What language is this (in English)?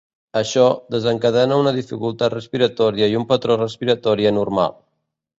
Catalan